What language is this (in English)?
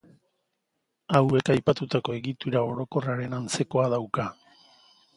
Basque